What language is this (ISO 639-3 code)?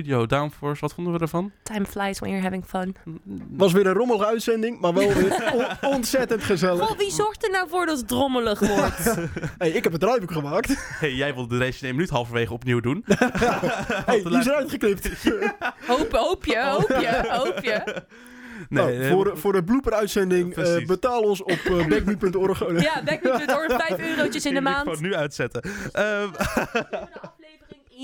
nld